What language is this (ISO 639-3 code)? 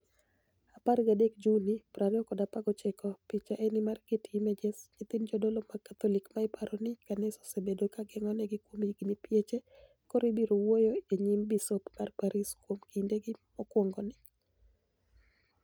luo